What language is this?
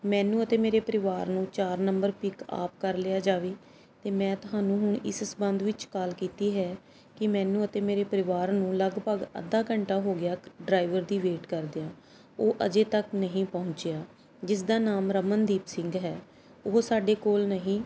Punjabi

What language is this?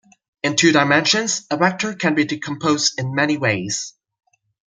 English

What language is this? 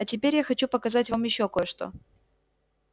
Russian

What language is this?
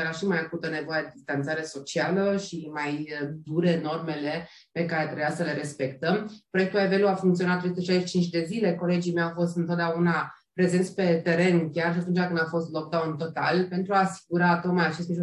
Romanian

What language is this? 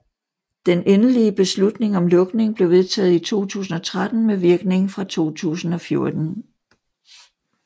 Danish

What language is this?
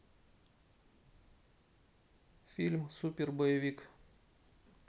Russian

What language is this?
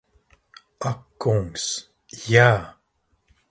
Latvian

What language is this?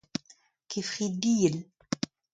Breton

